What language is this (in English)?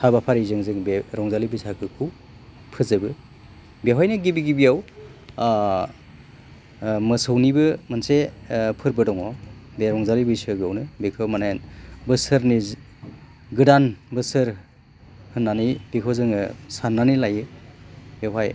Bodo